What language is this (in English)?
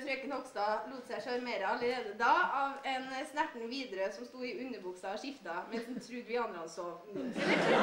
Norwegian